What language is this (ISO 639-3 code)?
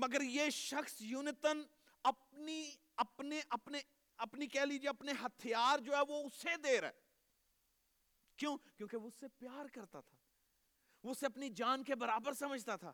urd